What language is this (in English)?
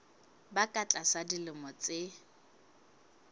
Southern Sotho